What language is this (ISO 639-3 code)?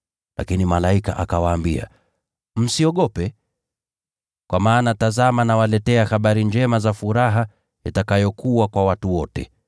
swa